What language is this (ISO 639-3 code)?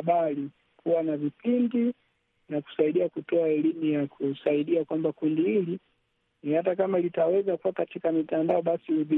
swa